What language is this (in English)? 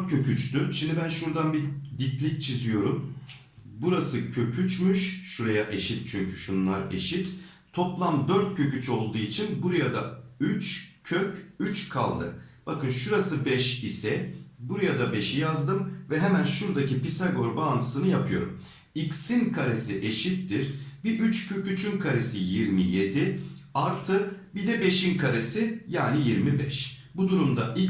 Turkish